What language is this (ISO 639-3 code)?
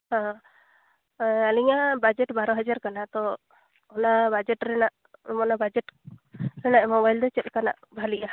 sat